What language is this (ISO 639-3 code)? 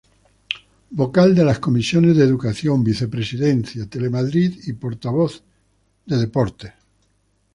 spa